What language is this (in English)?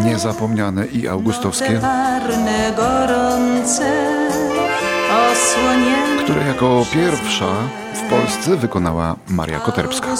Polish